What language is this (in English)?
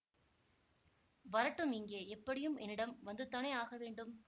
Tamil